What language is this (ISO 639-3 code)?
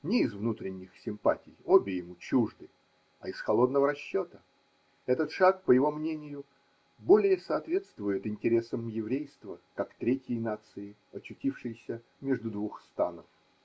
rus